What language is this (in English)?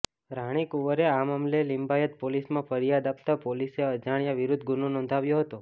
Gujarati